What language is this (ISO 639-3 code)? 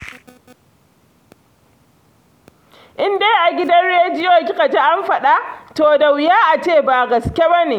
hau